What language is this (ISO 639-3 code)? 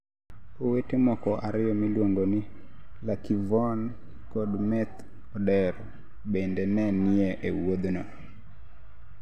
luo